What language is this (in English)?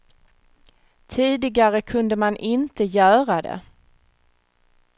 Swedish